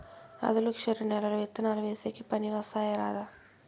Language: Telugu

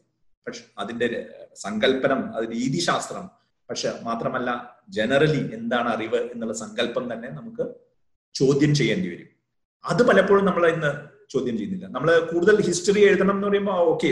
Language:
Malayalam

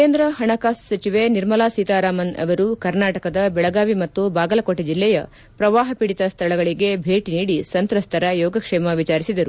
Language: Kannada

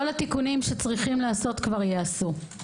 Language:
Hebrew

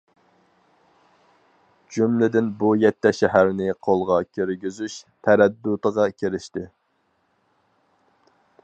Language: Uyghur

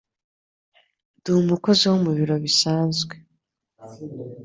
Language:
Kinyarwanda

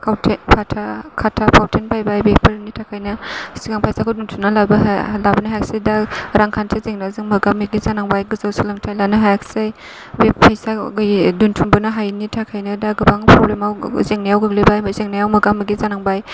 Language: Bodo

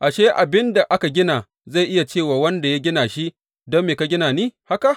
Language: Hausa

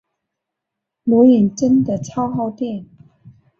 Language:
Chinese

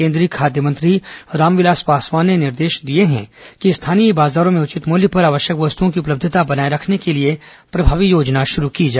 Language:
Hindi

